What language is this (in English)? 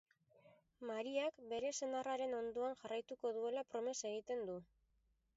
Basque